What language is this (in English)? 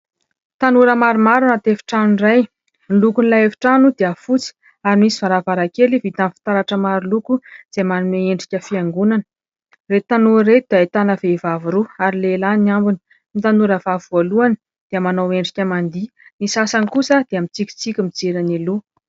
Malagasy